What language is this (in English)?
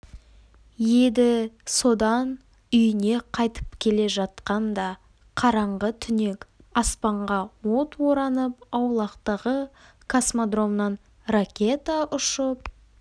Kazakh